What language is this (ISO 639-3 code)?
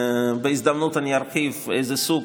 heb